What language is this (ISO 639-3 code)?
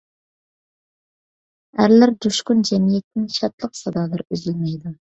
uig